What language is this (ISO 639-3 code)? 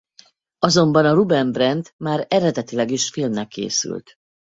hun